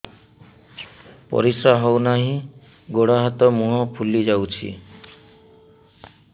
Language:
Odia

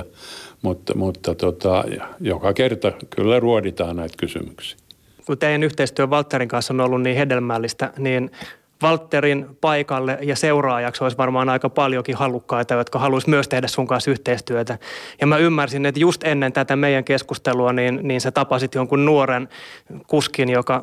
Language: Finnish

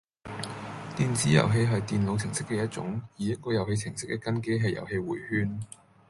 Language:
Cantonese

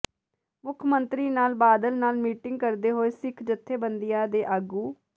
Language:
Punjabi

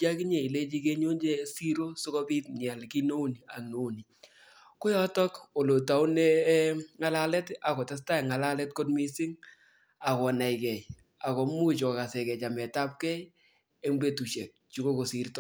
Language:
Kalenjin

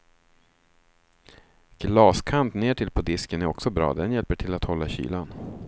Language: Swedish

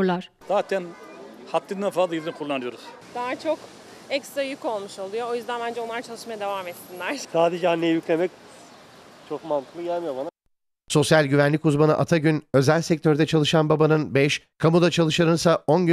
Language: Turkish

